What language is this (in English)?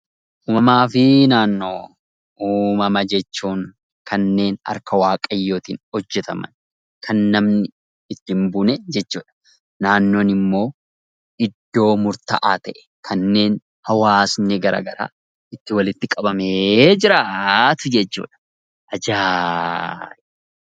Oromo